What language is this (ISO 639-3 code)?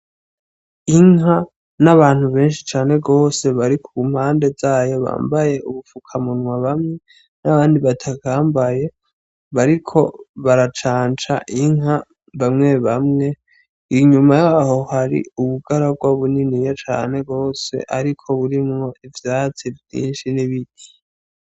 run